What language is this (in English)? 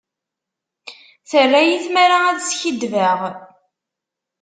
Kabyle